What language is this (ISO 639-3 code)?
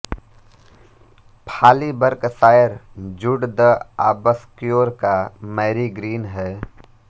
hin